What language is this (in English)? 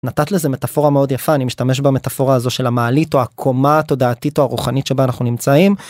Hebrew